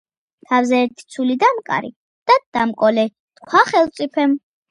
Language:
Georgian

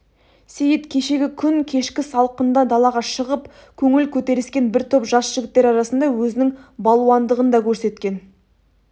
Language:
Kazakh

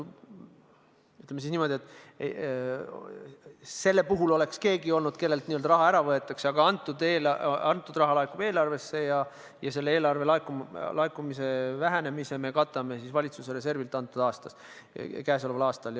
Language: Estonian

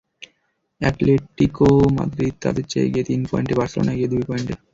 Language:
Bangla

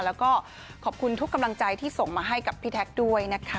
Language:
Thai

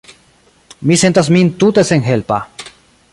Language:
Esperanto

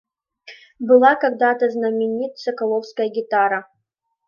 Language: Mari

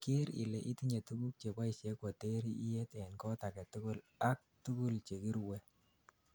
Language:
Kalenjin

